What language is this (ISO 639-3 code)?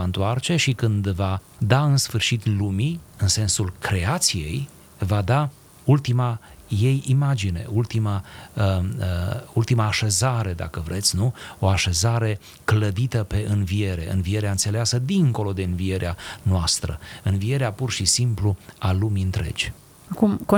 ron